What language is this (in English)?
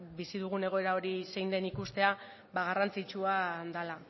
Basque